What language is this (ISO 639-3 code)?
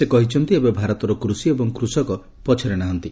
ori